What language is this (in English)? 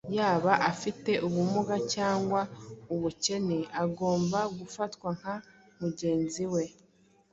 Kinyarwanda